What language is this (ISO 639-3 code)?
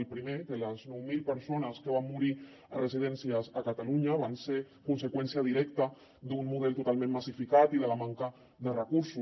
cat